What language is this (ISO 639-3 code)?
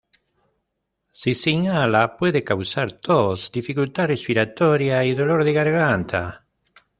spa